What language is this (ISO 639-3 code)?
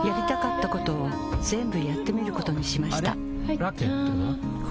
jpn